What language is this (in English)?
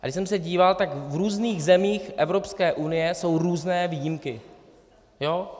Czech